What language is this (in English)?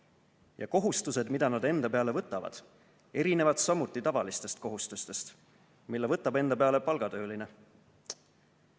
Estonian